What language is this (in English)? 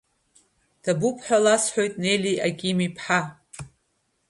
Abkhazian